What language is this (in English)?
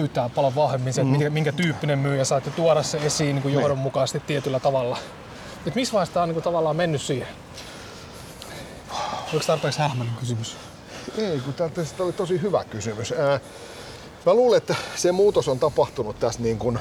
Finnish